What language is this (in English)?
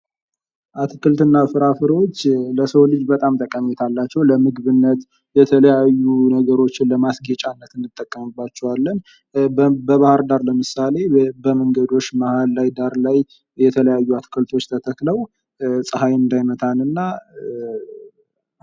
Amharic